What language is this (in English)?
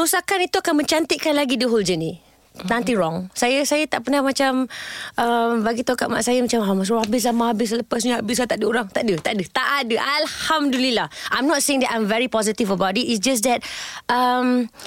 Malay